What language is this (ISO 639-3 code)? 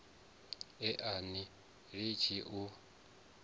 ven